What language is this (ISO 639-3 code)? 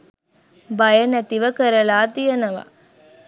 sin